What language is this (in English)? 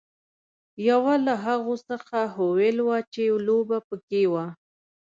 Pashto